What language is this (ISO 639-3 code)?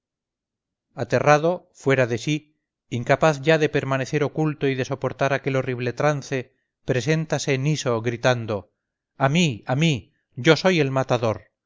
spa